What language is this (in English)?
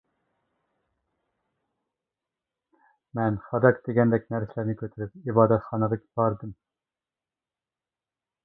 Uyghur